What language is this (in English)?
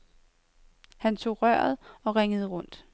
Danish